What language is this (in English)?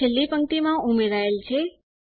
Gujarati